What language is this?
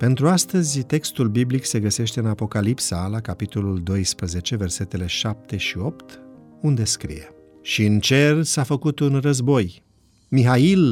Romanian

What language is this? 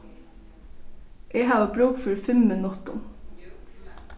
Faroese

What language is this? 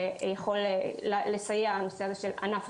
Hebrew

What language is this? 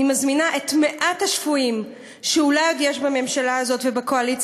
Hebrew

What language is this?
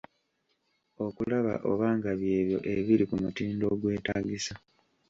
Ganda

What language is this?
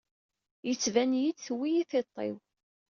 Kabyle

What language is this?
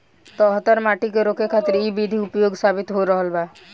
Bhojpuri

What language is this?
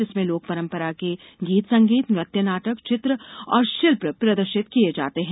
Hindi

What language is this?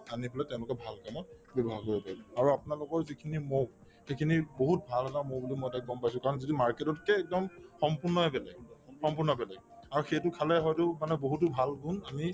Assamese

